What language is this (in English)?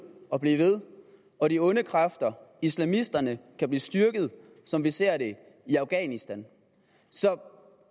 Danish